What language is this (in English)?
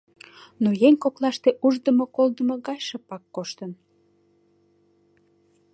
Mari